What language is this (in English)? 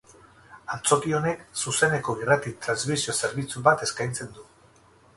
Basque